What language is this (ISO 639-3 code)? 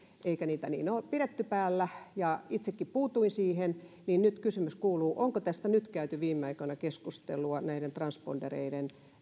fin